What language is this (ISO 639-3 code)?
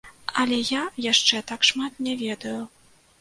bel